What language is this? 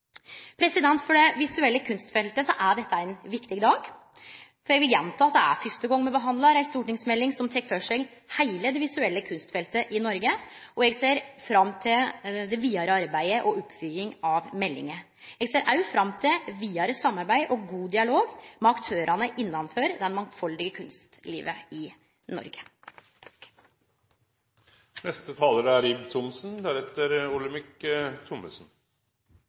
Norwegian Nynorsk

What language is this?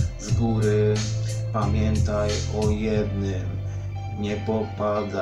Polish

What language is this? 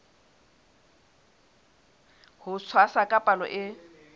Southern Sotho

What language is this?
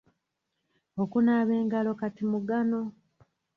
Ganda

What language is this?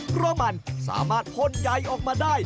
Thai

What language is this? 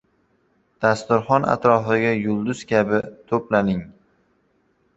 Uzbek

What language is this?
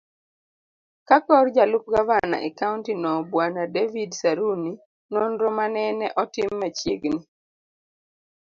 Luo (Kenya and Tanzania)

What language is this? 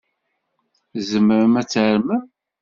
Kabyle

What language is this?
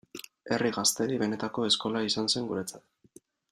Basque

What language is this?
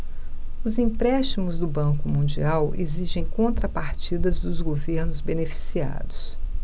Portuguese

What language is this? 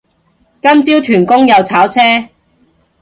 Cantonese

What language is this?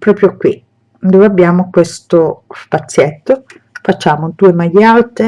Italian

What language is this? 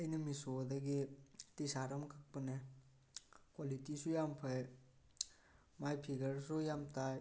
Manipuri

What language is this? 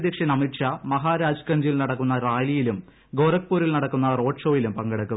Malayalam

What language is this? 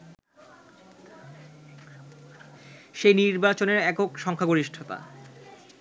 Bangla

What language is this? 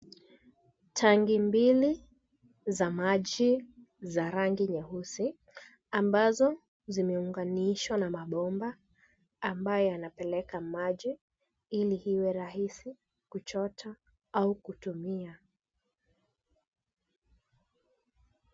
Swahili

